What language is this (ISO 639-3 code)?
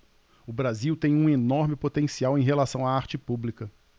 por